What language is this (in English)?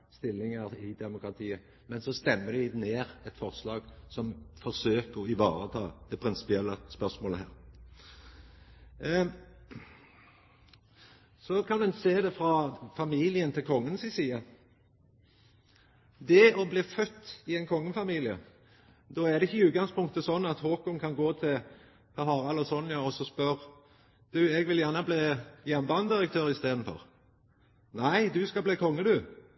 Norwegian Nynorsk